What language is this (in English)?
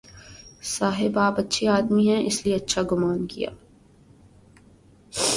Urdu